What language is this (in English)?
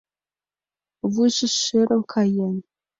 Mari